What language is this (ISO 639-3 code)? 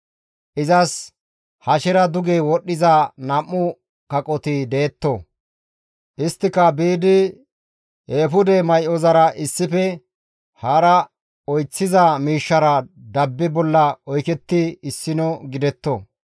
gmv